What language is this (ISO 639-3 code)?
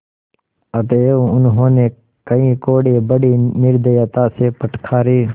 hin